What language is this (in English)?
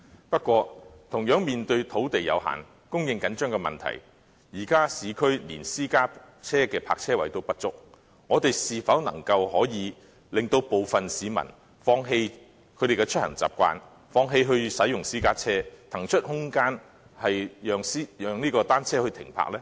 Cantonese